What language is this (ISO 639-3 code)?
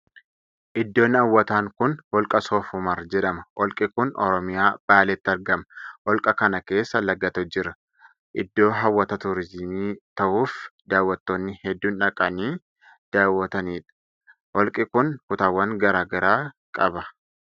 orm